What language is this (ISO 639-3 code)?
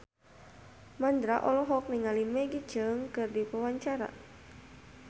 sun